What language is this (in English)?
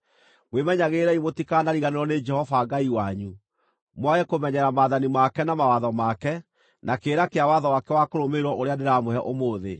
Kikuyu